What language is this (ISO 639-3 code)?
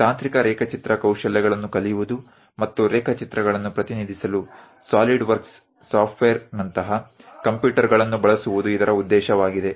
kan